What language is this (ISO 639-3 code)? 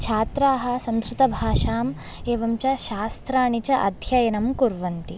san